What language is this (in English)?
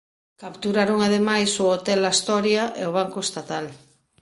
Galician